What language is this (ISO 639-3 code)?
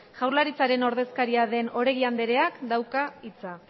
eus